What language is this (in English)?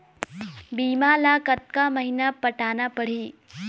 Chhattisgarhi